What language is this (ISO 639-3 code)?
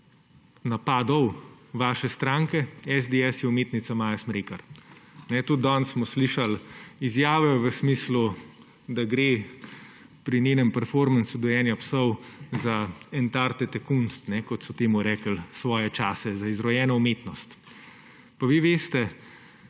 slv